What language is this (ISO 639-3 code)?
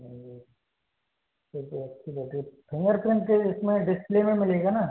hin